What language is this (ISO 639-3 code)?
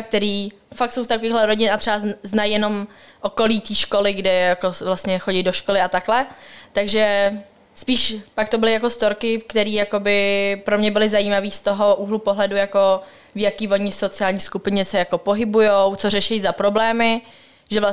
ces